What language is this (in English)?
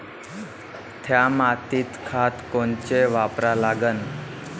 Marathi